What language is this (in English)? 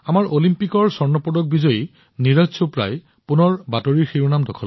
Assamese